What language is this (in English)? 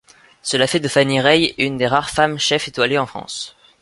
French